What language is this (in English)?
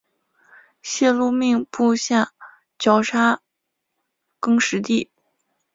Chinese